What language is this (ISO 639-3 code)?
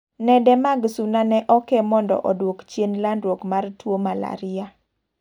luo